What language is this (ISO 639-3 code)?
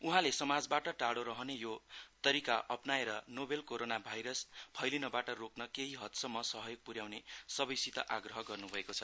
nep